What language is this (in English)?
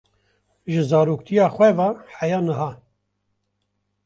Kurdish